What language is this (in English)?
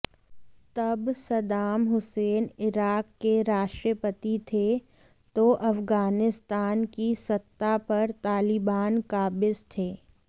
Hindi